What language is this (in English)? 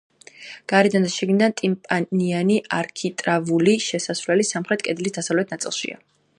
Georgian